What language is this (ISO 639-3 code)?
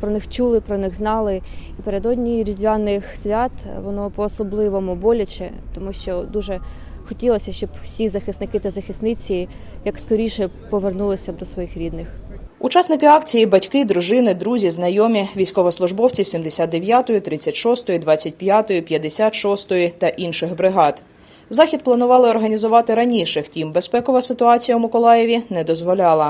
ukr